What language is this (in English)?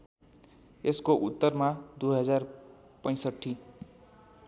Nepali